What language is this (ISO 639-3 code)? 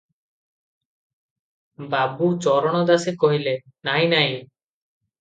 ori